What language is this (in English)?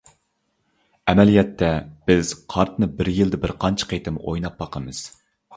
Uyghur